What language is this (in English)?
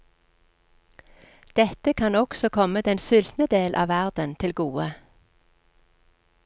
Norwegian